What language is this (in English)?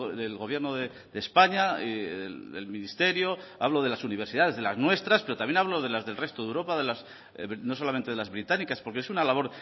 Spanish